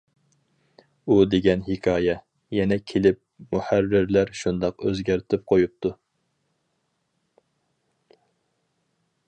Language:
Uyghur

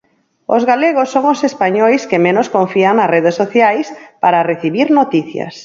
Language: Galician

